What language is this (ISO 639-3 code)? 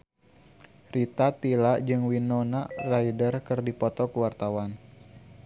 sun